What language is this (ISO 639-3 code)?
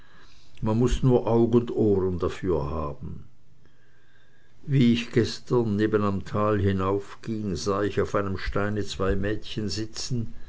deu